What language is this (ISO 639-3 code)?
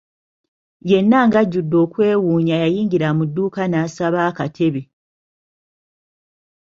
lug